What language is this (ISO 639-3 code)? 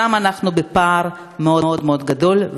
heb